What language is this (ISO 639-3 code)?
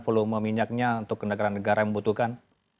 ind